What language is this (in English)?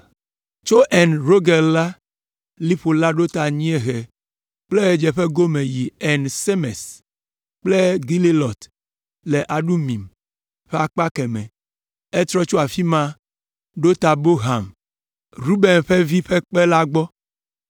Ewe